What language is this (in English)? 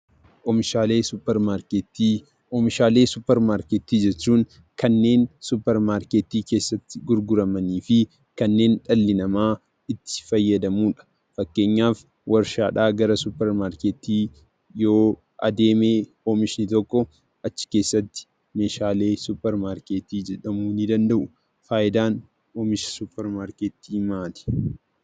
Oromo